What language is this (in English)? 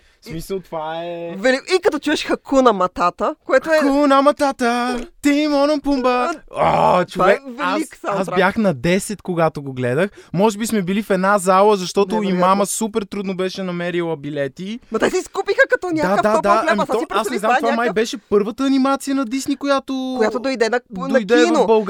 Bulgarian